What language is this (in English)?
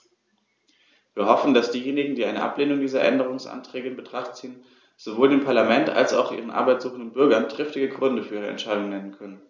German